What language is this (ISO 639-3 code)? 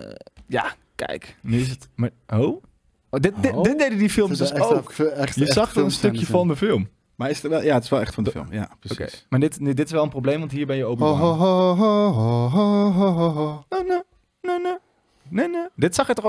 nld